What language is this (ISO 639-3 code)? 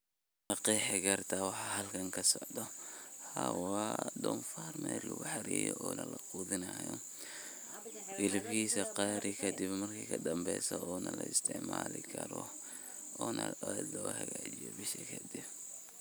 som